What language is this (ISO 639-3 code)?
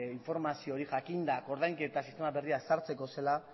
eus